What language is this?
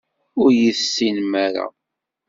Kabyle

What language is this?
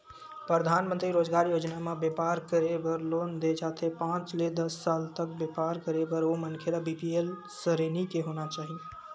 Chhattisgarhi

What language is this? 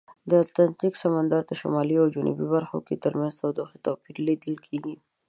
Pashto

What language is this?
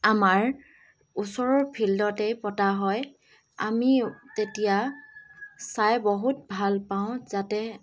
Assamese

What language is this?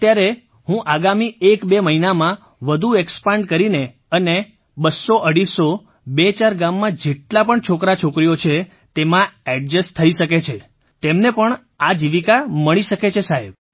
Gujarati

